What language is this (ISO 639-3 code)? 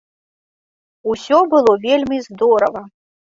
bel